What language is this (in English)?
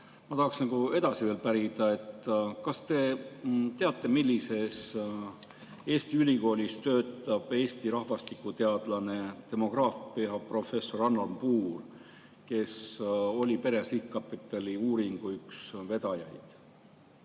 Estonian